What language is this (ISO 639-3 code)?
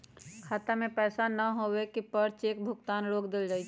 mag